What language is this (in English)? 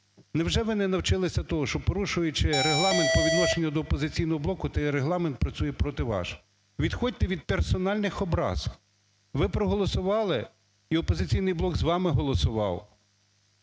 Ukrainian